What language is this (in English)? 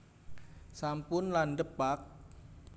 Javanese